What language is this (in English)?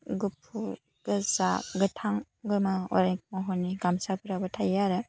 Bodo